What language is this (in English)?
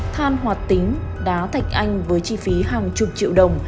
Vietnamese